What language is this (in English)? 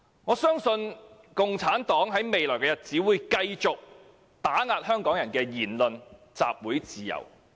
Cantonese